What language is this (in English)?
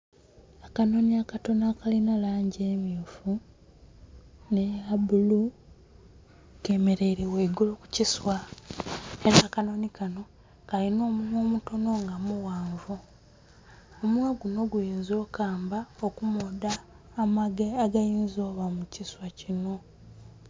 Soga